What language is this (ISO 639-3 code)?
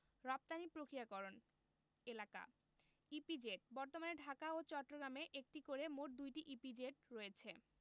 ben